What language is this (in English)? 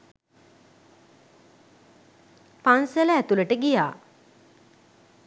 Sinhala